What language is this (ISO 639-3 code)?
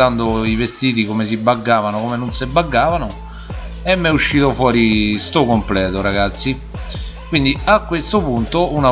ita